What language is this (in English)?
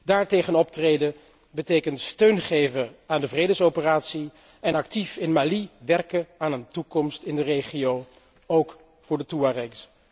Dutch